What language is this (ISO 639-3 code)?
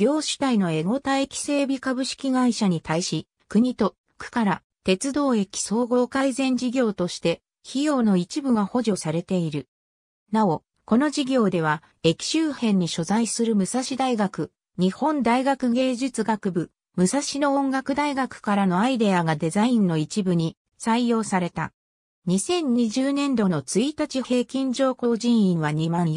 jpn